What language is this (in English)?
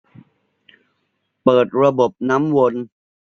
Thai